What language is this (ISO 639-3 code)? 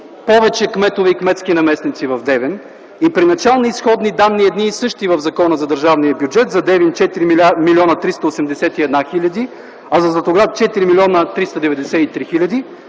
bul